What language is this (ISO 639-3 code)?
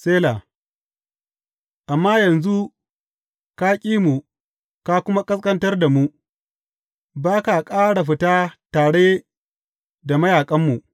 hau